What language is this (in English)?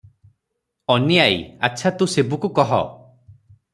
Odia